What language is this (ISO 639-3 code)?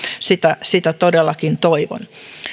fin